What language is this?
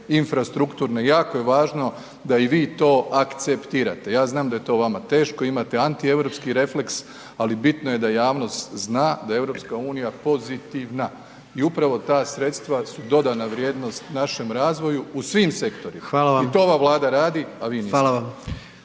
Croatian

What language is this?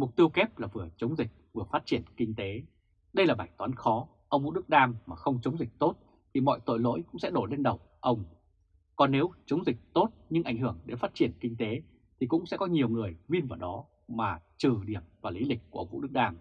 Vietnamese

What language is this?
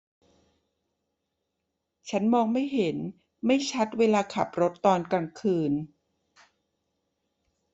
Thai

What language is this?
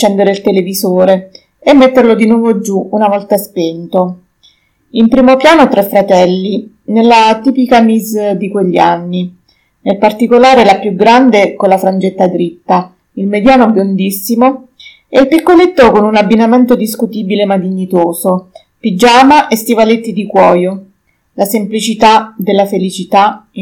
Italian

